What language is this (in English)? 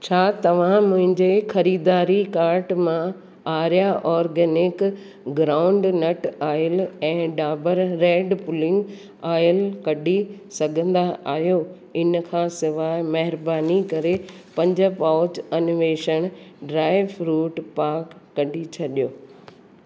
Sindhi